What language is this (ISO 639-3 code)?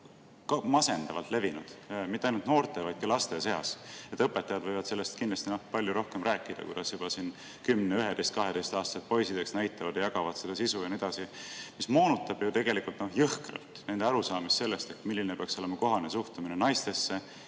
est